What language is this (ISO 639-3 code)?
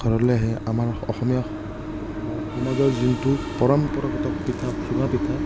asm